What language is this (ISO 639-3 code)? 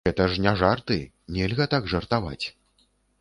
bel